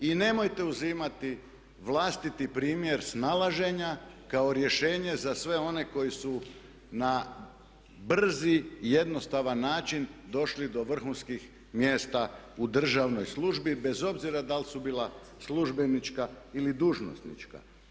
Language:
Croatian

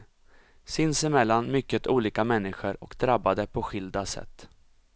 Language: Swedish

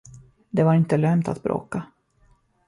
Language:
Swedish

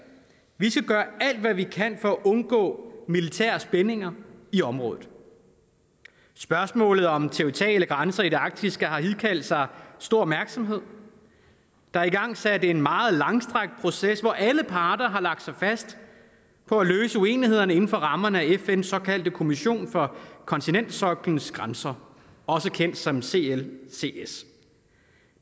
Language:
Danish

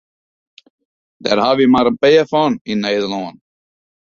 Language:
Western Frisian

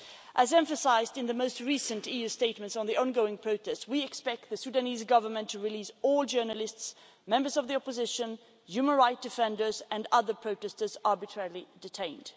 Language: English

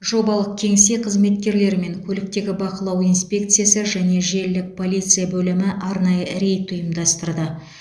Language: Kazakh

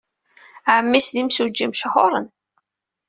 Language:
Kabyle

